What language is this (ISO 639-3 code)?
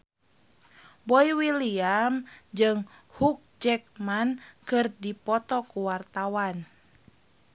sun